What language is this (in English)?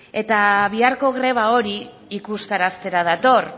Basque